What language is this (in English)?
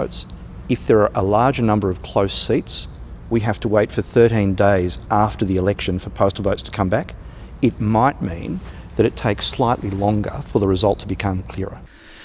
Persian